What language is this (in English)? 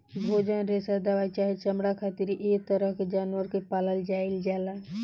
Bhojpuri